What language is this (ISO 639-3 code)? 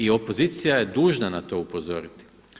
hrv